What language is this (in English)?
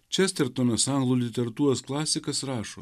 Lithuanian